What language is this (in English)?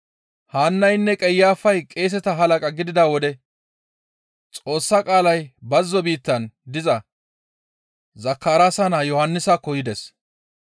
Gamo